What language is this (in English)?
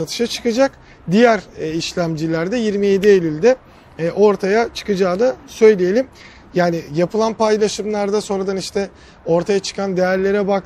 Turkish